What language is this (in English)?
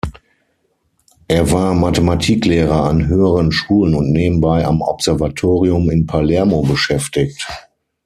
German